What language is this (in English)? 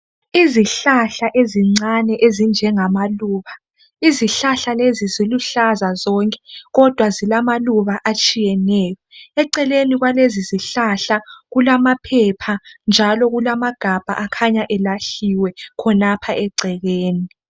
North Ndebele